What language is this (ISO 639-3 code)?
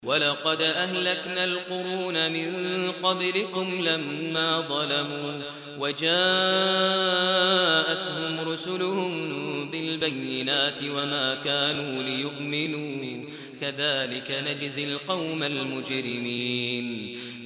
ara